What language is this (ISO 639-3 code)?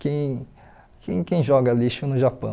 por